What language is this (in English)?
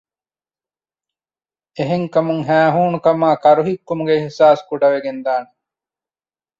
Divehi